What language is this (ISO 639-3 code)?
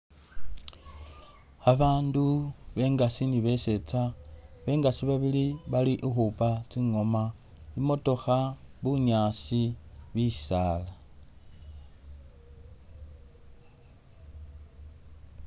myx